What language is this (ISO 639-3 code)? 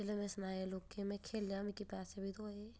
doi